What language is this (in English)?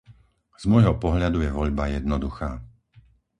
Slovak